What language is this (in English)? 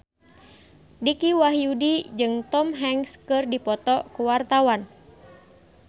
Sundanese